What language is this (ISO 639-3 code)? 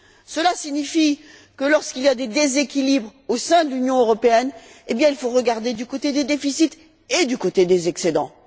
fra